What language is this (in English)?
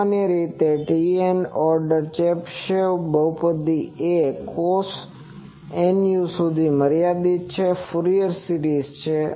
Gujarati